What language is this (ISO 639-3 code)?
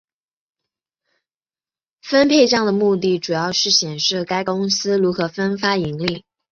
zho